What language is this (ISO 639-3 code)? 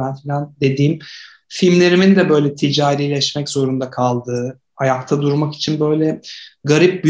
tur